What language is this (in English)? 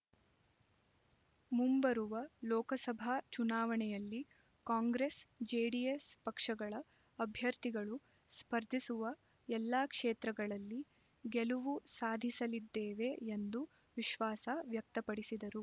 Kannada